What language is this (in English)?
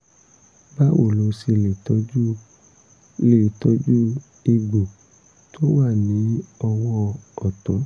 Yoruba